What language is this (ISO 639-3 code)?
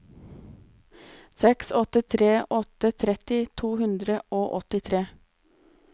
nor